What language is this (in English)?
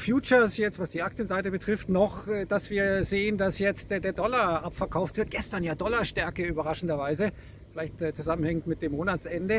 German